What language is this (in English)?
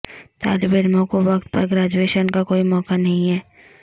Urdu